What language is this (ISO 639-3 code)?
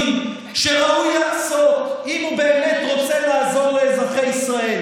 heb